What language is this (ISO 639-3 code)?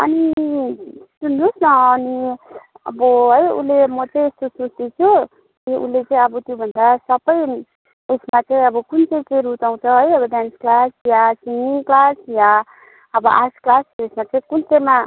nep